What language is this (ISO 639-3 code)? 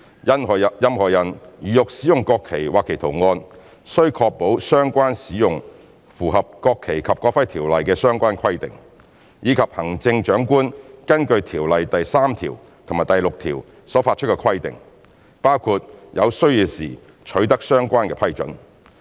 yue